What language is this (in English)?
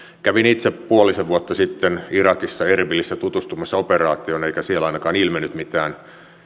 Finnish